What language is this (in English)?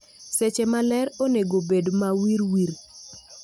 Luo (Kenya and Tanzania)